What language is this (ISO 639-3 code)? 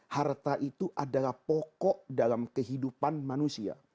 ind